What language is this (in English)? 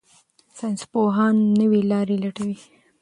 Pashto